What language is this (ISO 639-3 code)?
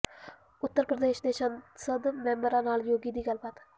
pan